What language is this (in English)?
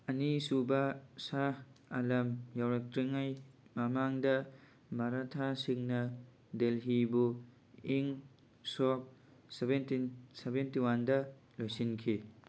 Manipuri